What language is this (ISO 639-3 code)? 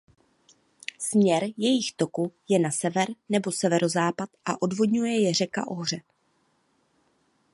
ces